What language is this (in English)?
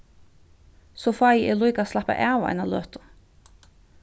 Faroese